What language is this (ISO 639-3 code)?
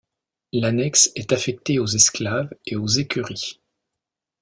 fra